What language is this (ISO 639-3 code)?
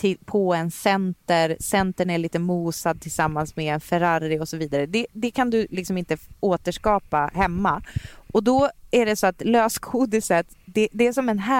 swe